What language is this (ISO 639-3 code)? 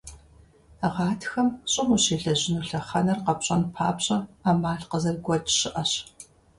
kbd